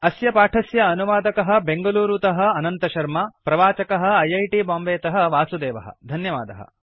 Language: Sanskrit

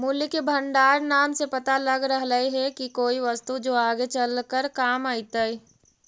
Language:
Magahi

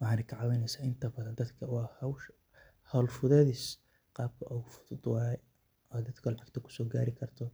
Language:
Somali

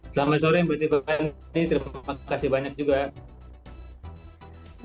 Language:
Indonesian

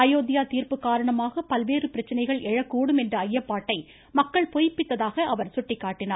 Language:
Tamil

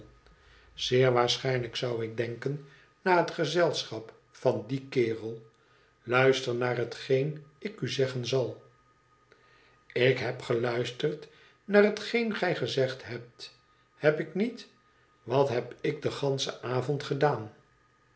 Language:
Dutch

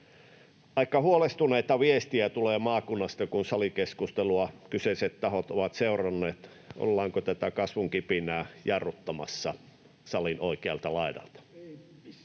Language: Finnish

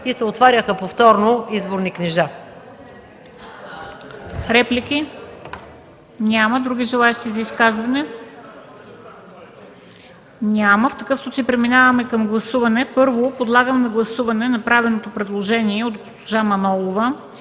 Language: Bulgarian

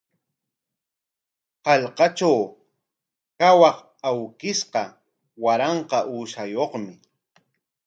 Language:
Corongo Ancash Quechua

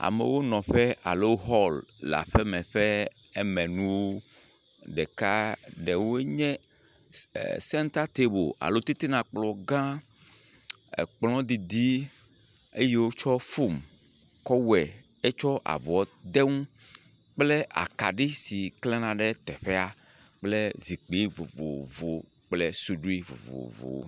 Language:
Ewe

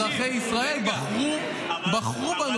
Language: Hebrew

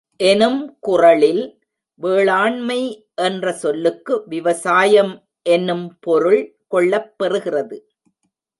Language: Tamil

